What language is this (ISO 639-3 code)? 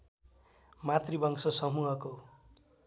nep